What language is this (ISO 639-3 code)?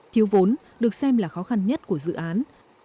vie